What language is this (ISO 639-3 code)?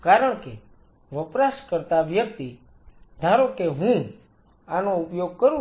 guj